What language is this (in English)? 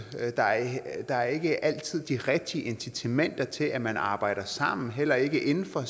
Danish